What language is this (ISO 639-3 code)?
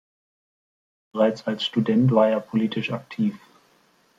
deu